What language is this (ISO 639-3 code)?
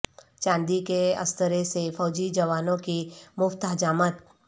urd